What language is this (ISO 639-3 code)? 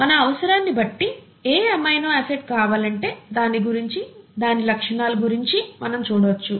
tel